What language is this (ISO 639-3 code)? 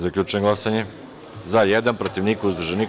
srp